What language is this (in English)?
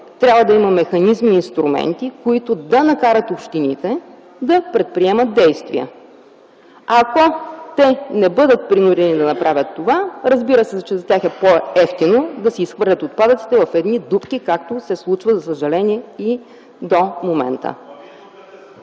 Bulgarian